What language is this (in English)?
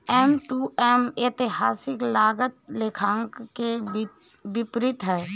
Hindi